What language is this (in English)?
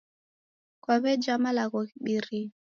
Taita